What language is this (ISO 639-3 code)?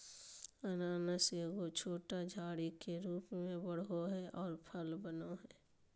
mag